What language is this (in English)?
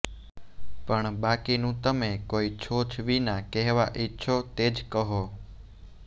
Gujarati